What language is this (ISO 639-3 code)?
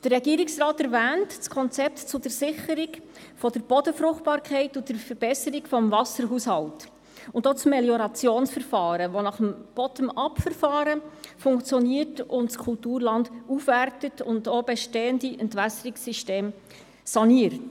gsw